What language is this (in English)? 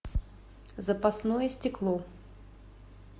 Russian